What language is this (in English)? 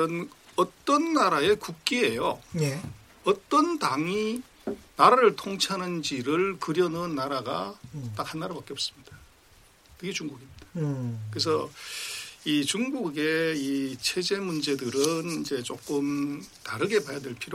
Korean